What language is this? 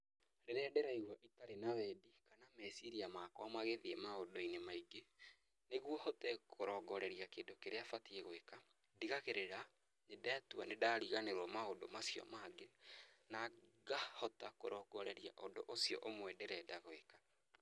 Kikuyu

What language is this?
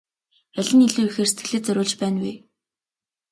Mongolian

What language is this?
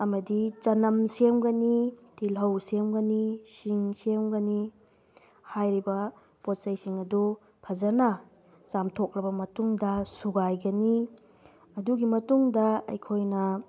Manipuri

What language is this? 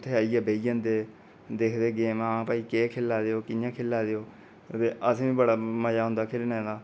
Dogri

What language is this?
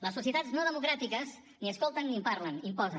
Catalan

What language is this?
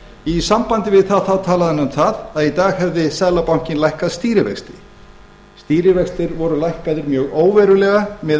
Icelandic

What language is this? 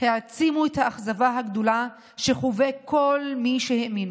Hebrew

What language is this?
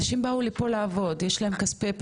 Hebrew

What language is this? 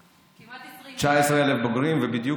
Hebrew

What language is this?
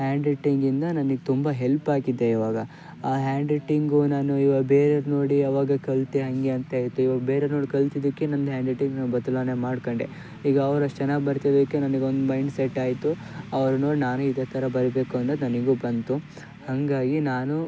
Kannada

